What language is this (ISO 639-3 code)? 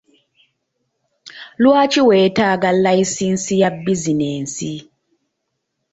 lug